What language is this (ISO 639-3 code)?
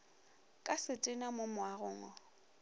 nso